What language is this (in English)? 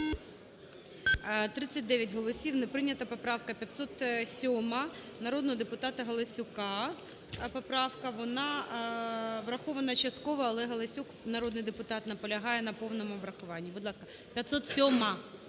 Ukrainian